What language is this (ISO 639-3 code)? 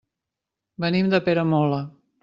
cat